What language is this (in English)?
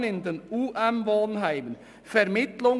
Swiss German